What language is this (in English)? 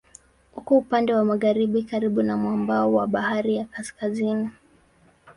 Swahili